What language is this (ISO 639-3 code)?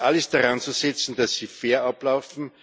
deu